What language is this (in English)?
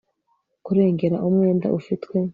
Kinyarwanda